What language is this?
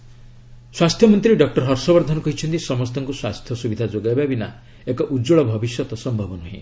Odia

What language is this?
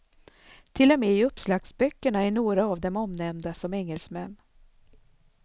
Swedish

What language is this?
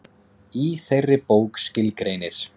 Icelandic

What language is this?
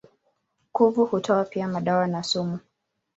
Swahili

